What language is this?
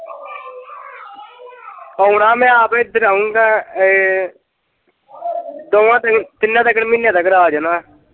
Punjabi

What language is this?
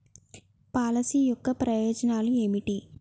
Telugu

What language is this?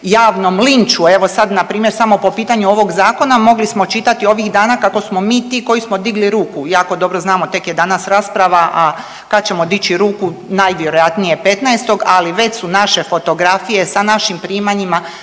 Croatian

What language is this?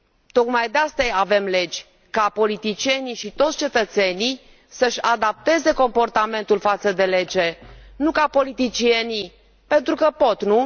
Romanian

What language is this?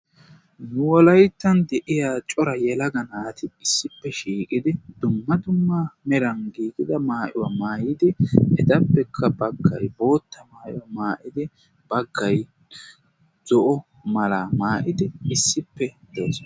Wolaytta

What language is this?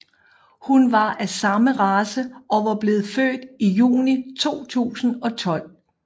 Danish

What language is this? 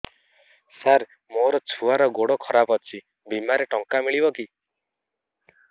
Odia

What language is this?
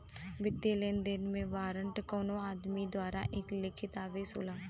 Bhojpuri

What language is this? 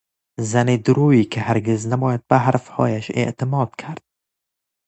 Persian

